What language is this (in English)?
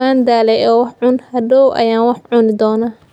Somali